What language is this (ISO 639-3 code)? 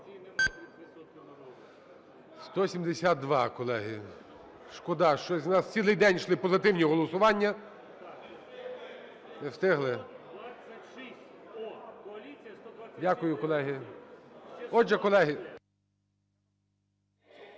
ukr